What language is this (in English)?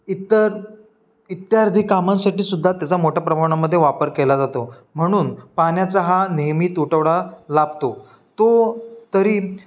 Marathi